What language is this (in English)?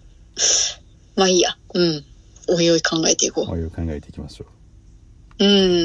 Japanese